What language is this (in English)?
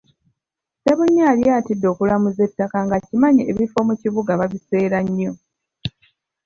Ganda